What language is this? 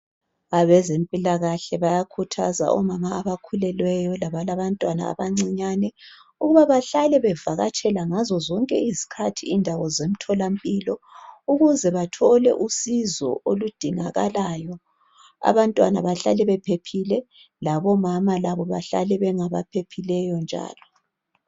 North Ndebele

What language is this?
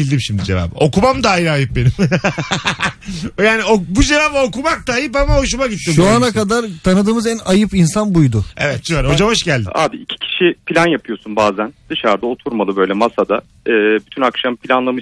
Turkish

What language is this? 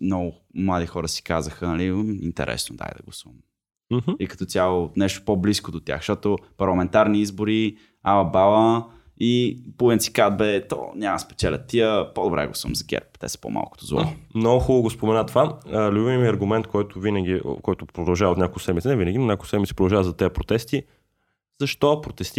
Bulgarian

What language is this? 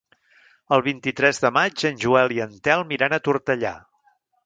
Catalan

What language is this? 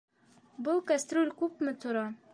Bashkir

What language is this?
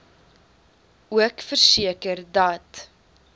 Afrikaans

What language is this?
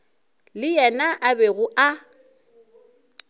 Northern Sotho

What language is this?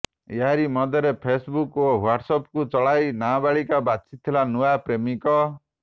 Odia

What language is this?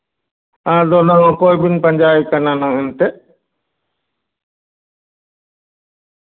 Santali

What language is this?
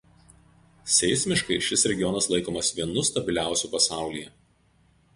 Lithuanian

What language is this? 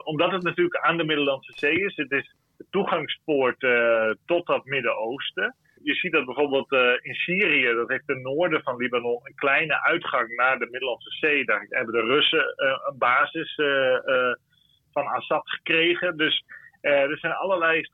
Dutch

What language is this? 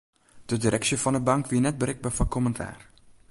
Western Frisian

